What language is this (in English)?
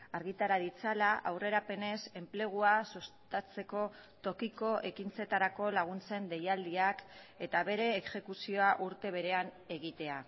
Basque